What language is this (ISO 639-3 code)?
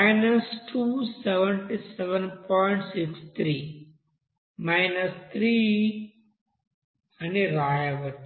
tel